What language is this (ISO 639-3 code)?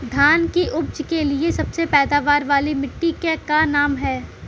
bho